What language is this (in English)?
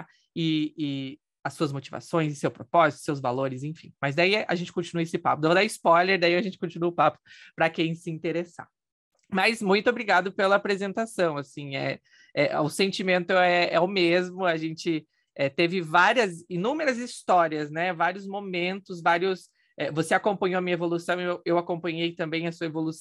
Portuguese